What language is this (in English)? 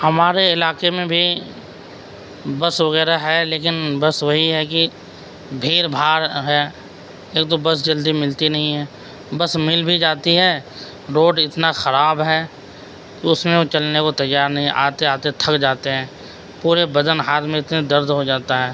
Urdu